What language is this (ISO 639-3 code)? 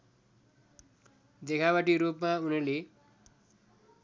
nep